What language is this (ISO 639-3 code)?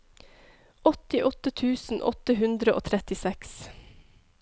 nor